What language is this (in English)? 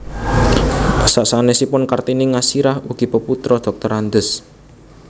Javanese